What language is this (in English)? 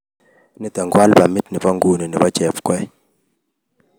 Kalenjin